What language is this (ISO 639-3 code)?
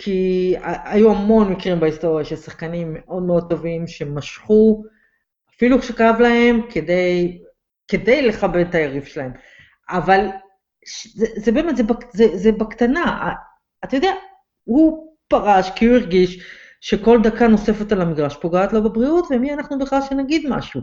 heb